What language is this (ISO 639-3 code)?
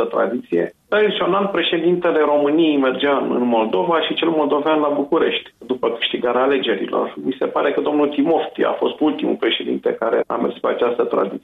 ron